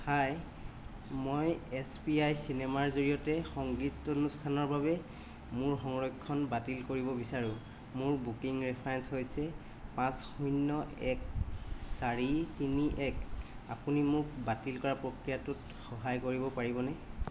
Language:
Assamese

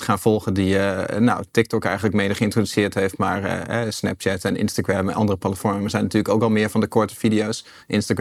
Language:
Dutch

